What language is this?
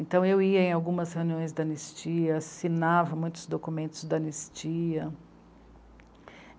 Portuguese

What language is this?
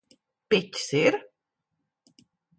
Latvian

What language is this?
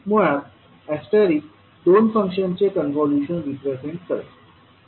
Marathi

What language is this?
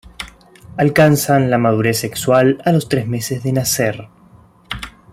Spanish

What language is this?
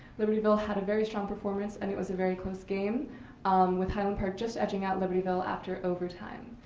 English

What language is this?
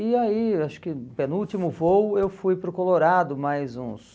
Portuguese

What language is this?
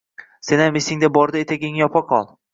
Uzbek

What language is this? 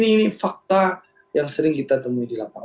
Indonesian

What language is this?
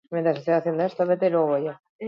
Basque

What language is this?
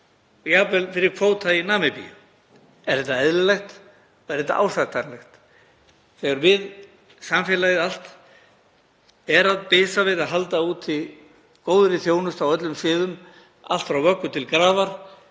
Icelandic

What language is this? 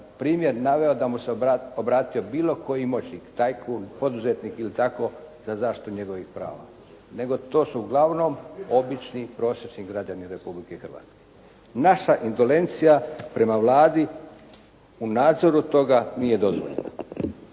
Croatian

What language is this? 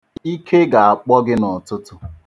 Igbo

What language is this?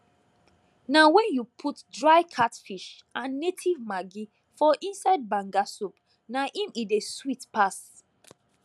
Nigerian Pidgin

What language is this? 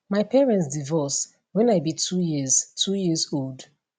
Nigerian Pidgin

